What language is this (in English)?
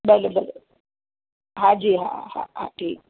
Sindhi